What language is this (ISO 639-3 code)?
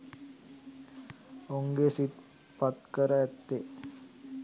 sin